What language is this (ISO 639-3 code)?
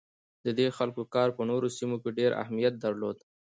pus